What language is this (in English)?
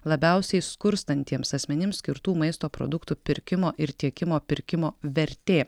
Lithuanian